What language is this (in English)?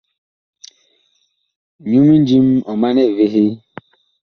Bakoko